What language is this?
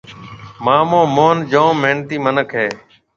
Marwari (Pakistan)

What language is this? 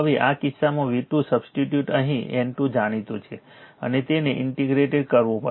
Gujarati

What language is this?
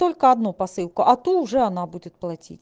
Russian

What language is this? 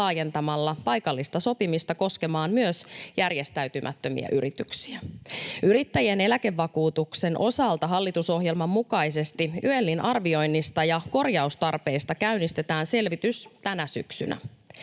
Finnish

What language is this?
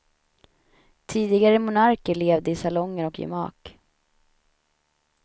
Swedish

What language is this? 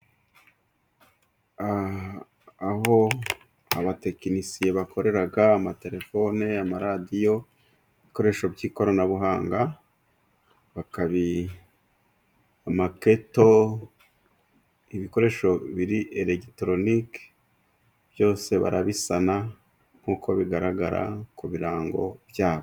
Kinyarwanda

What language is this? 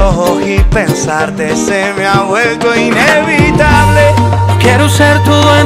Italian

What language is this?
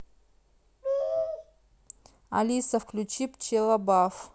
Russian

